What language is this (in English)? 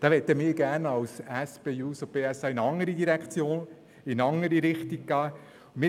Swiss German